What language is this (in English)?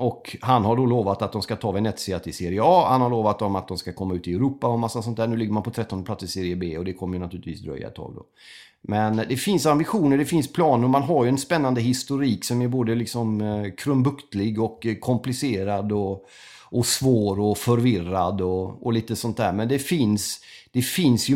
Swedish